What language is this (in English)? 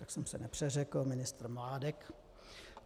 Czech